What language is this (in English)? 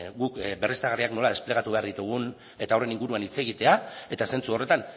Basque